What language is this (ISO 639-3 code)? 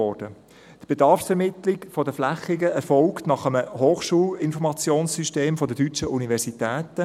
gsw